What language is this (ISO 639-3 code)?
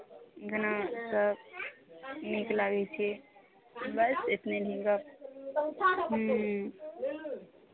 mai